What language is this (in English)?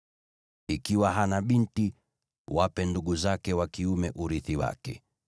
Swahili